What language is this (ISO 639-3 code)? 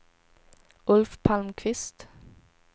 swe